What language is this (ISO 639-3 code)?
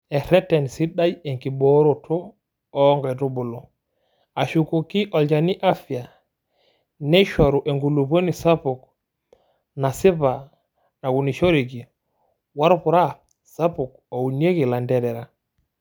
mas